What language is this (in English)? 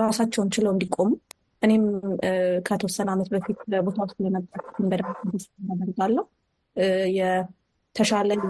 Amharic